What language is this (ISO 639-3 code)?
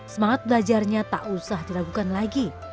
ind